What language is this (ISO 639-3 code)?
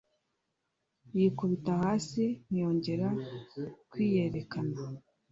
kin